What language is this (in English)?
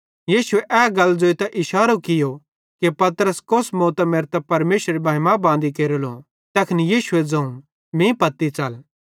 Bhadrawahi